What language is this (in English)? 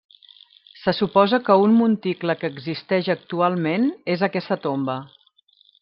Catalan